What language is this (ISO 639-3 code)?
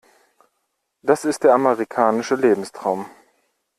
deu